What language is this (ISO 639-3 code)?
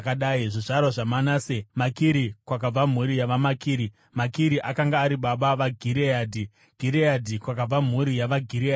sna